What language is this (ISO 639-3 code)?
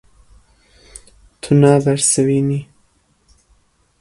kur